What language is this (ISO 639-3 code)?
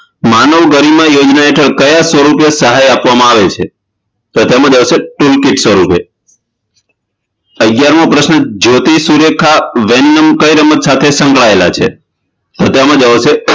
guj